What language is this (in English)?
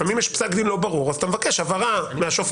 Hebrew